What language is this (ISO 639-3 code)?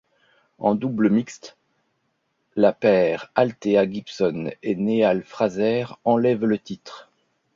fra